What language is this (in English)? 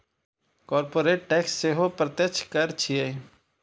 Maithili